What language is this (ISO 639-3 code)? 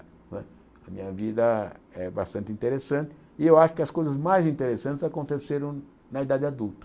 por